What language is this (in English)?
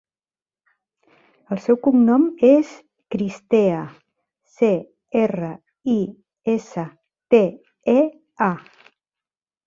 Catalan